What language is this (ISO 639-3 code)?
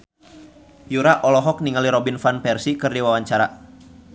sun